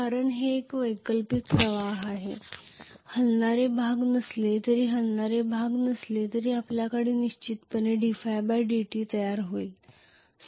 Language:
Marathi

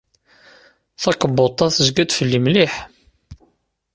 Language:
Kabyle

